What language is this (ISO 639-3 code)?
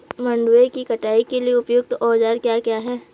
hin